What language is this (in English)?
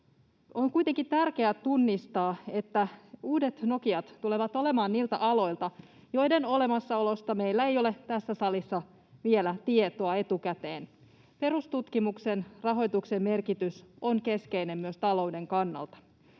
Finnish